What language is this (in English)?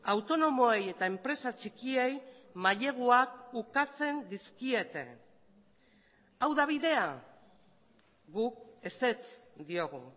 Basque